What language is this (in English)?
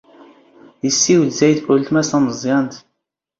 Standard Moroccan Tamazight